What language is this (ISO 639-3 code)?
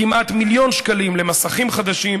heb